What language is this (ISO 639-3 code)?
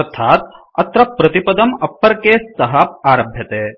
san